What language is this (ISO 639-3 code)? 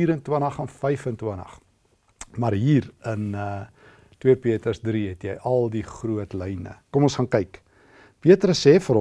nld